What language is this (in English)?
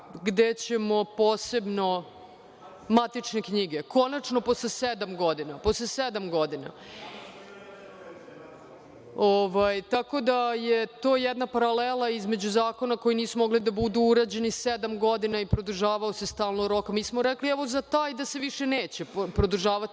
Serbian